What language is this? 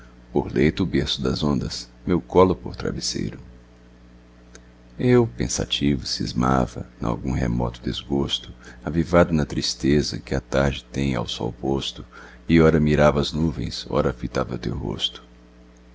Portuguese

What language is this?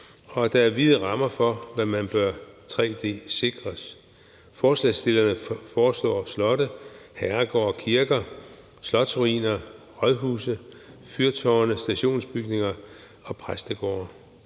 Danish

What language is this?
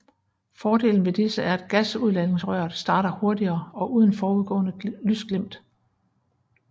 Danish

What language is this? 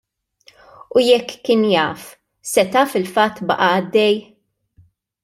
Maltese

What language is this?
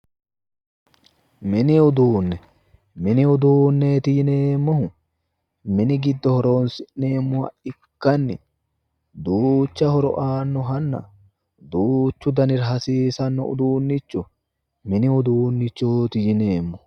Sidamo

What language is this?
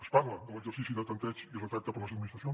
Catalan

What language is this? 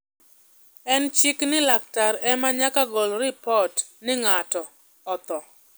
Luo (Kenya and Tanzania)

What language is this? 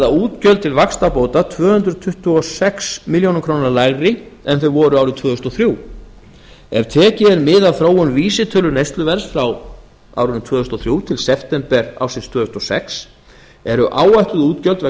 Icelandic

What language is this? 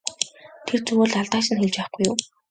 Mongolian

